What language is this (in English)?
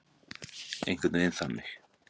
Icelandic